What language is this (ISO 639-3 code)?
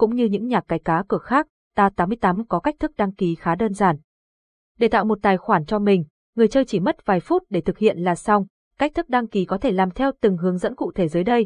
vie